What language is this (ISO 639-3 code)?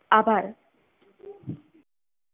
guj